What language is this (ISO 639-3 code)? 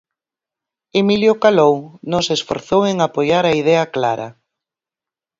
glg